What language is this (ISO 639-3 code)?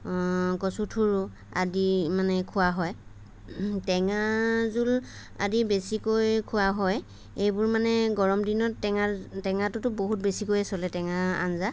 asm